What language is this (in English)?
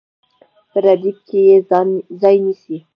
Pashto